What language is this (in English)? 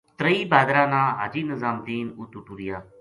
Gujari